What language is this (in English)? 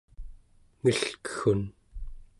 Central Yupik